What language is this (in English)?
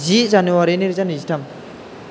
Bodo